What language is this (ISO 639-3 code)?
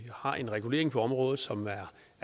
dan